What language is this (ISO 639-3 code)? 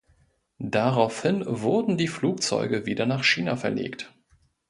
deu